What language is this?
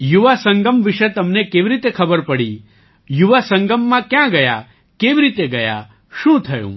Gujarati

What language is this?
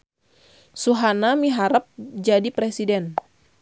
Sundanese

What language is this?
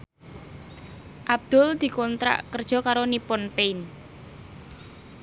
Javanese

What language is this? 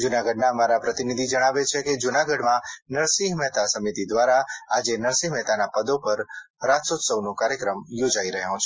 Gujarati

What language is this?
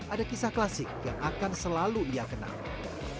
Indonesian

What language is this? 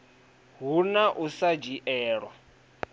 Venda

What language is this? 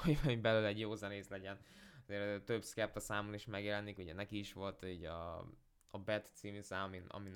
Hungarian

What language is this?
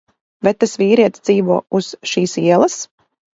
Latvian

